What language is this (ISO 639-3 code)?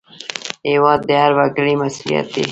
pus